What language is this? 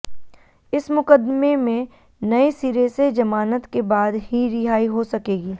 Hindi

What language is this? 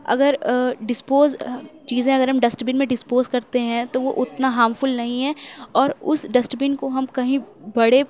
Urdu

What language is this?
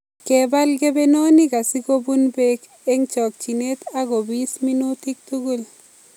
Kalenjin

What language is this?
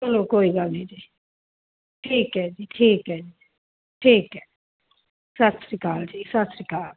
Punjabi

